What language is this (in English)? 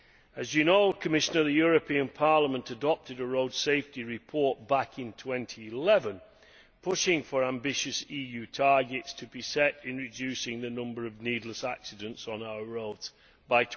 English